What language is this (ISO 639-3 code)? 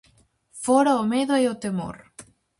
glg